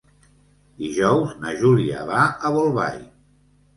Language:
Catalan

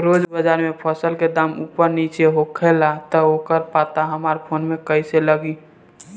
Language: Bhojpuri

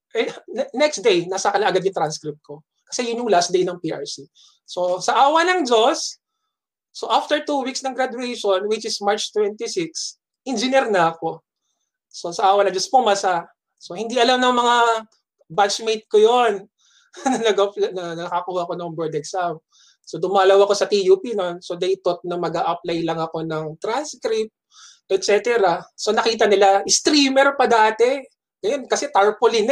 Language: Filipino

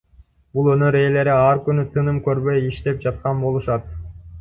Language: Kyrgyz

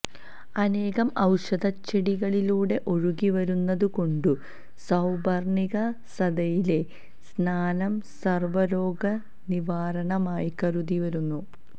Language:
Malayalam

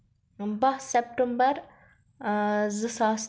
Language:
Kashmiri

